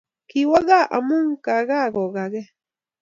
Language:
Kalenjin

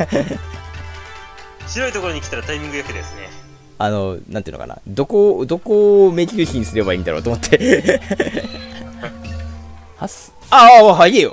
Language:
Japanese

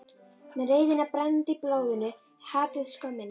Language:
Icelandic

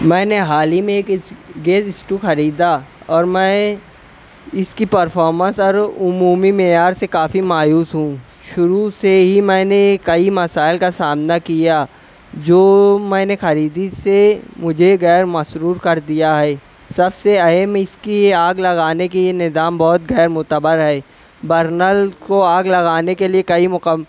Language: Urdu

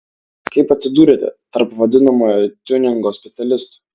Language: Lithuanian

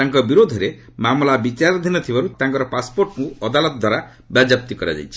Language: Odia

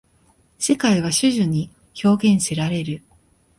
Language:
Japanese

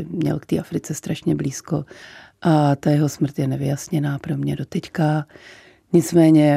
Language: Czech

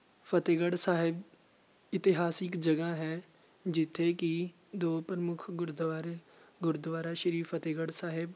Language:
Punjabi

